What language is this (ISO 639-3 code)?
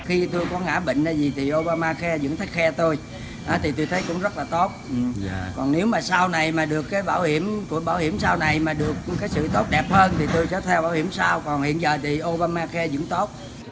vie